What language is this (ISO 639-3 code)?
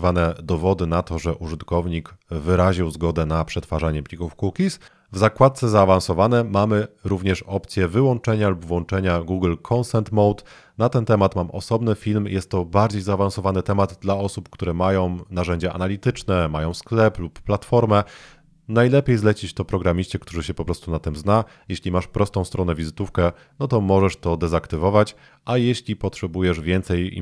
pol